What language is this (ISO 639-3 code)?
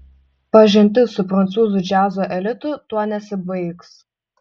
lit